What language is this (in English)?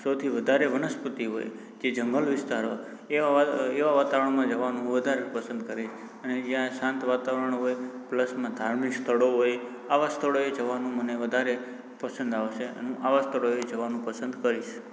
Gujarati